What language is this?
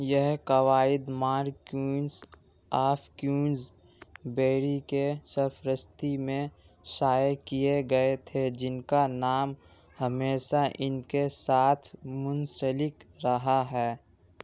Urdu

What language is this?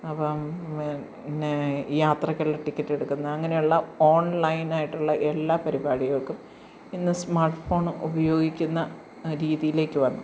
Malayalam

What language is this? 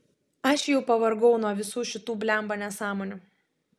Lithuanian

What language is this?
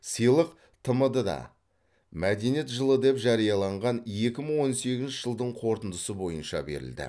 Kazakh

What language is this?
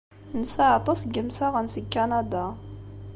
Kabyle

